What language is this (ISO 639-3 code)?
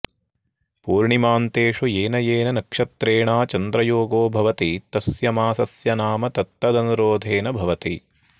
san